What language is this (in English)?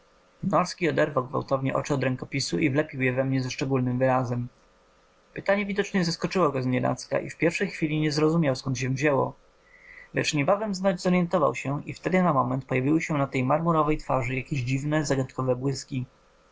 Polish